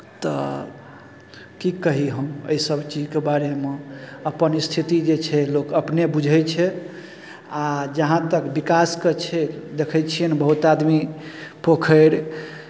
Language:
Maithili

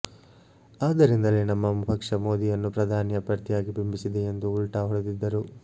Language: Kannada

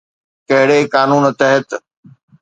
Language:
Sindhi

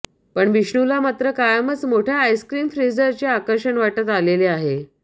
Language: Marathi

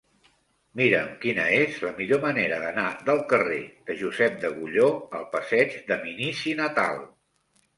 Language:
Catalan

